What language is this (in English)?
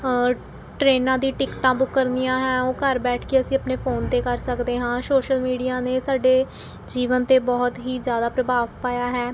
Punjabi